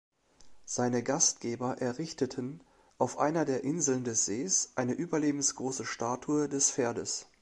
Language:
German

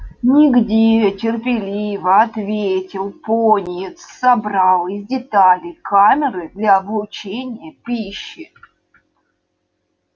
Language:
Russian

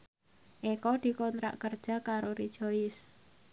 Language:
Javanese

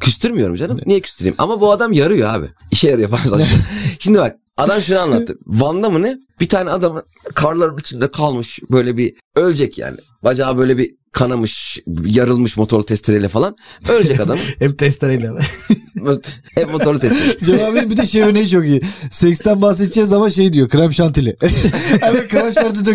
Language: Turkish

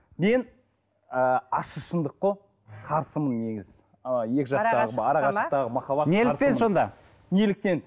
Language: Kazakh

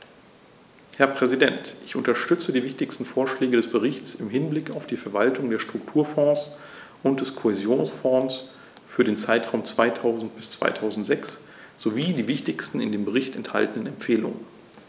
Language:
German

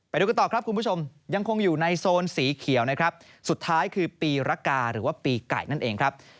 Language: Thai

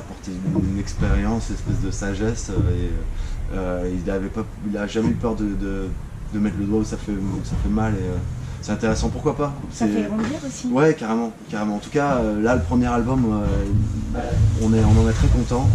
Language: French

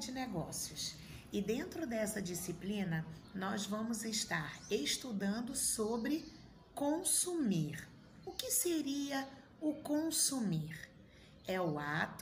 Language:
Portuguese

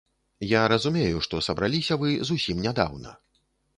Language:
Belarusian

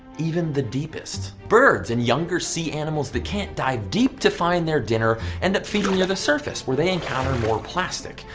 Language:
English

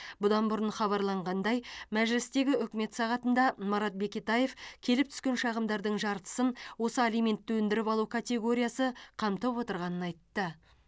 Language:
Kazakh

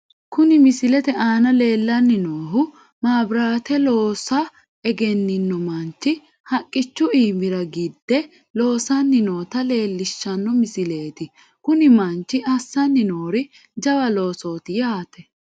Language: Sidamo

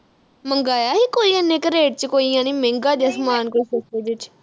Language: Punjabi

